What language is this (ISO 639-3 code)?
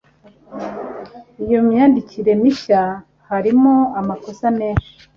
kin